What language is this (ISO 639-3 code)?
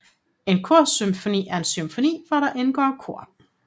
dan